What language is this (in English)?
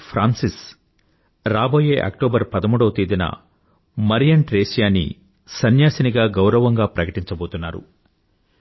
Telugu